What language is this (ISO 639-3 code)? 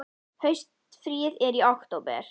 isl